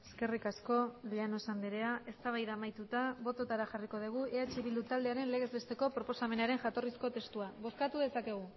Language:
Basque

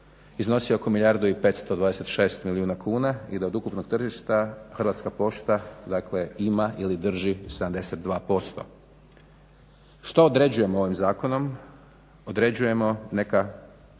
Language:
Croatian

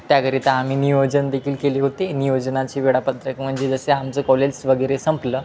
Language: Marathi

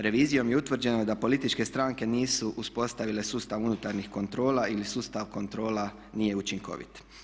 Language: Croatian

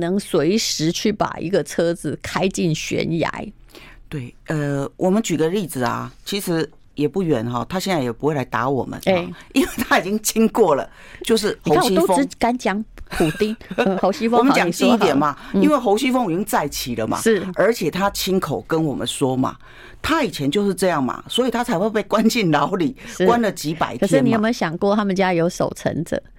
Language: Chinese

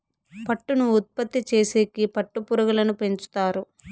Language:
Telugu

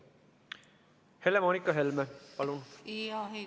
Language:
Estonian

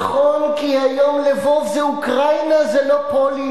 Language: Hebrew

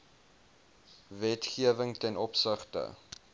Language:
Afrikaans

